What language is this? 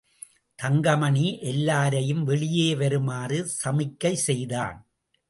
Tamil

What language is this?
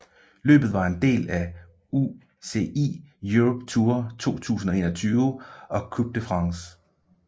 Danish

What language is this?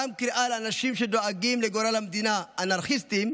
Hebrew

